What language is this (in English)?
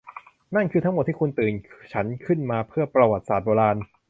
Thai